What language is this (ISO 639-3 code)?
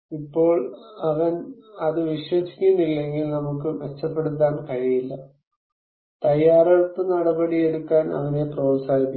mal